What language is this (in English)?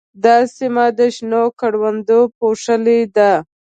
Pashto